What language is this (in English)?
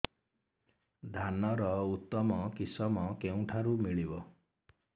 Odia